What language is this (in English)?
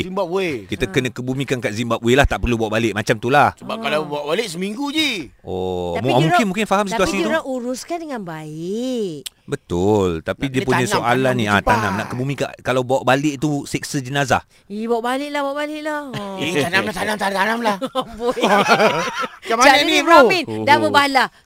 Malay